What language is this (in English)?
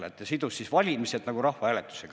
Estonian